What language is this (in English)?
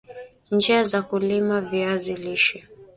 Swahili